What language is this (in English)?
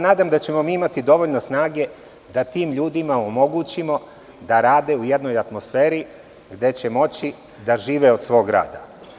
Serbian